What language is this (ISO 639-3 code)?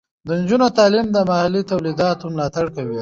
pus